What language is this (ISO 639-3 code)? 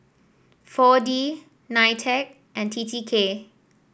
eng